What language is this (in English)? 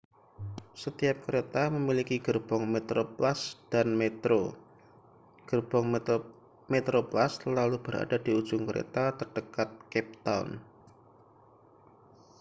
Indonesian